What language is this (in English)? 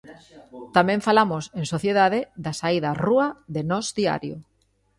Galician